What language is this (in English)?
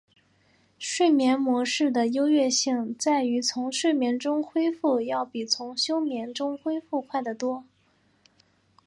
Chinese